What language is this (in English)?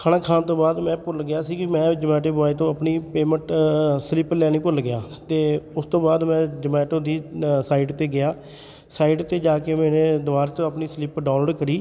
Punjabi